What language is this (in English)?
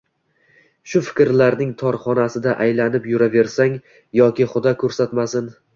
Uzbek